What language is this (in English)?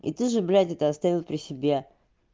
Russian